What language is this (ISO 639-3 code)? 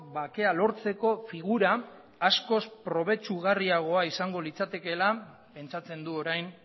eus